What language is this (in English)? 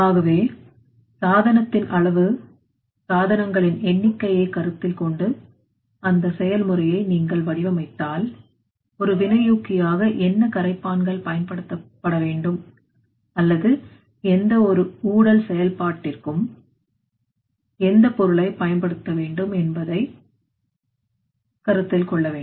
Tamil